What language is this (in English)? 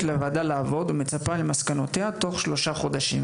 Hebrew